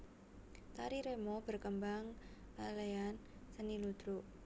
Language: Javanese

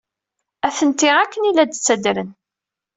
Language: Kabyle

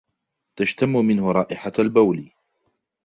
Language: Arabic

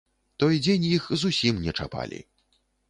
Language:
Belarusian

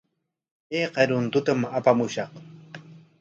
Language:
Corongo Ancash Quechua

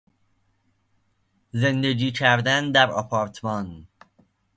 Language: Persian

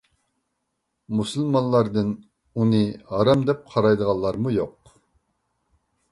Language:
Uyghur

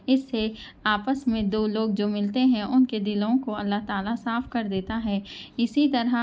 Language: Urdu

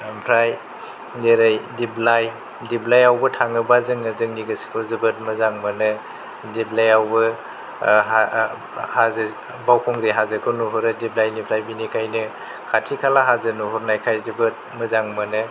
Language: Bodo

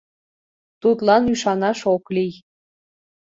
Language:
Mari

